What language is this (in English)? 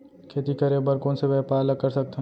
Chhattisgarhi